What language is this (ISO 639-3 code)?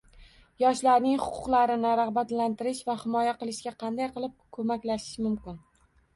uzb